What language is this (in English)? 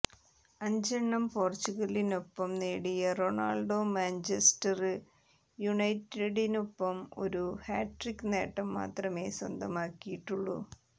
Malayalam